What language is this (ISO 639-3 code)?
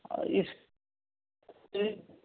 urd